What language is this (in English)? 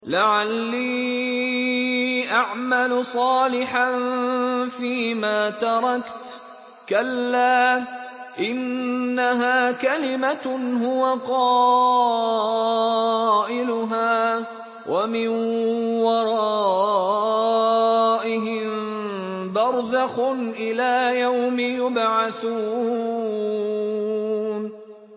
Arabic